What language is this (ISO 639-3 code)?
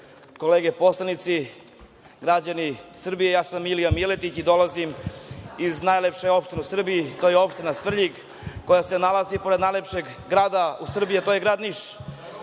srp